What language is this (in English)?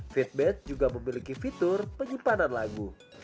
Indonesian